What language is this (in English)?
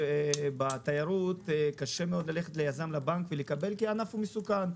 Hebrew